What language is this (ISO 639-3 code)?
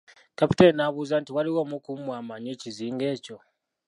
lug